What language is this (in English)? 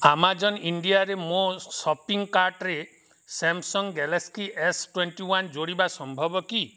Odia